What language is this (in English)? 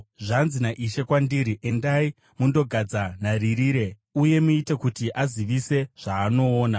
Shona